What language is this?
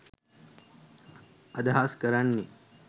Sinhala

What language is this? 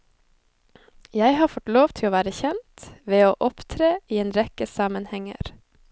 Norwegian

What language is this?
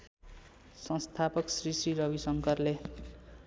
Nepali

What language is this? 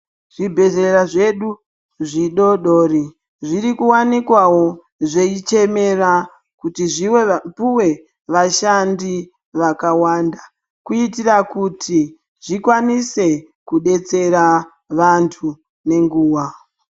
Ndau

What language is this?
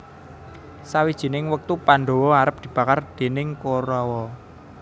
Javanese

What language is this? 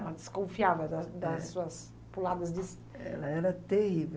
Portuguese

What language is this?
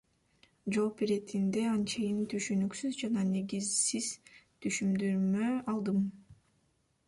Kyrgyz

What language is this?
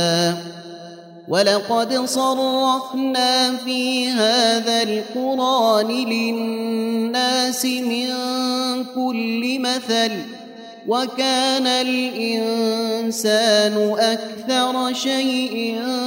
Arabic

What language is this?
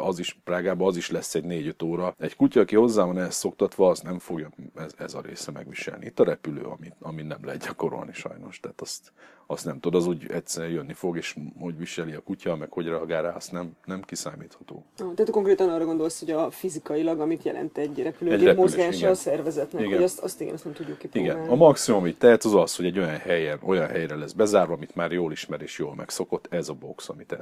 Hungarian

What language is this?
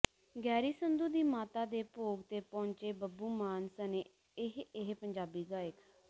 Punjabi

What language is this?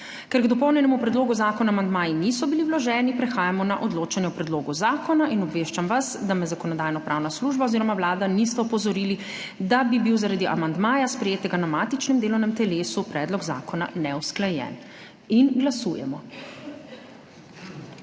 Slovenian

